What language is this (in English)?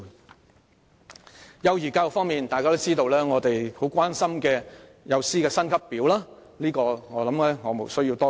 Cantonese